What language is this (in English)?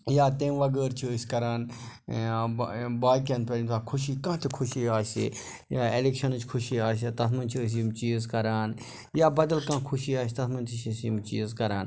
Kashmiri